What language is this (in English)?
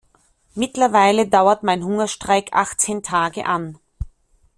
German